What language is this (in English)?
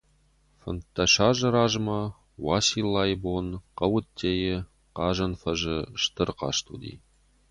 Ossetic